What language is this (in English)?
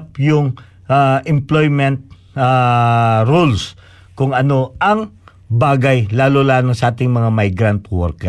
Filipino